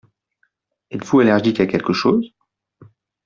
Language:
French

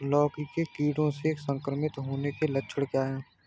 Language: Hindi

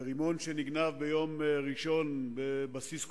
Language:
Hebrew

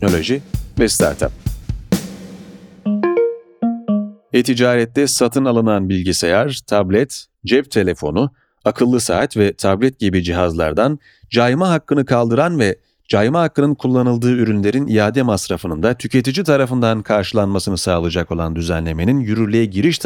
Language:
Turkish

